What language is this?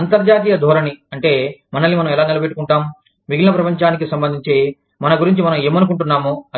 Telugu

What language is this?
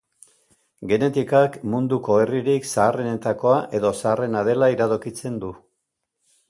Basque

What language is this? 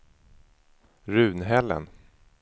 Swedish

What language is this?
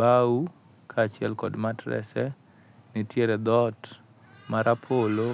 Luo (Kenya and Tanzania)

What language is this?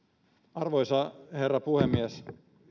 Finnish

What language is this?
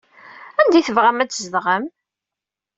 Kabyle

